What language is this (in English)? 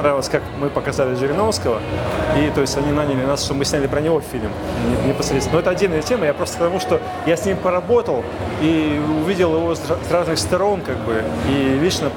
Russian